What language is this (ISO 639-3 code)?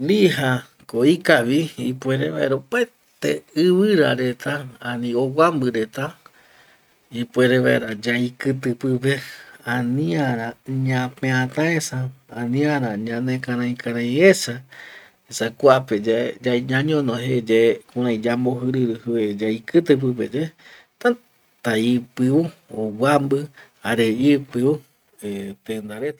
gui